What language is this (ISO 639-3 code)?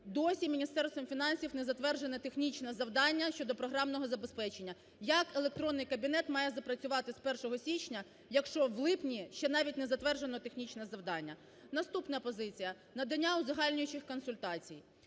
ukr